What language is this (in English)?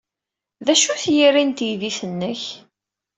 Kabyle